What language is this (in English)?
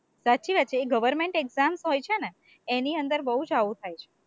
Gujarati